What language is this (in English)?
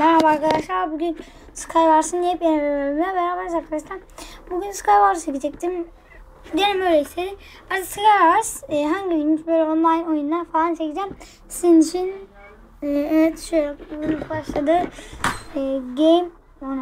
Turkish